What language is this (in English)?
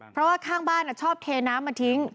Thai